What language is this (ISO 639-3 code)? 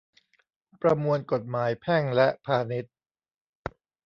tha